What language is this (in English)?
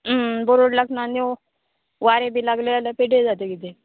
Konkani